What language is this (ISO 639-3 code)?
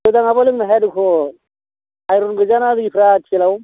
brx